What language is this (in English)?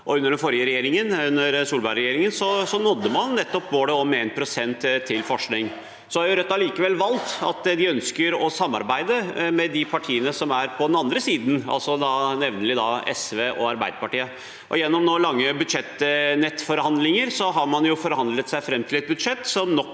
Norwegian